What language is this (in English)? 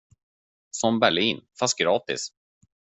Swedish